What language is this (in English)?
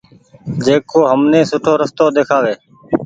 Goaria